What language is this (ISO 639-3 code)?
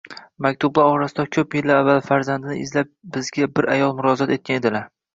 uzb